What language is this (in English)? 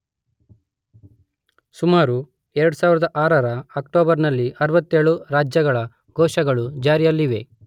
Kannada